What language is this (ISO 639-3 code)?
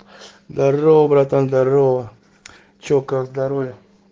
rus